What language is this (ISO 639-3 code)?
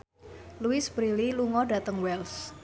jav